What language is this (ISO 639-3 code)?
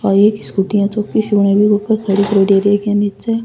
raj